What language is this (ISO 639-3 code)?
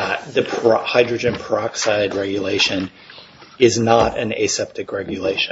eng